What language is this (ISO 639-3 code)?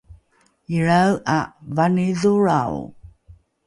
dru